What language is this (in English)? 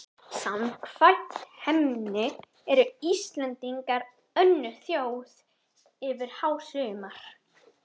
Icelandic